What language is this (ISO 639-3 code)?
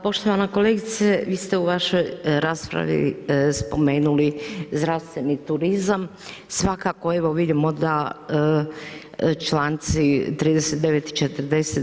hrv